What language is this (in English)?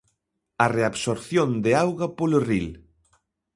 Galician